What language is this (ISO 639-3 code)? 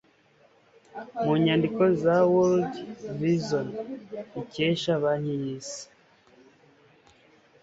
kin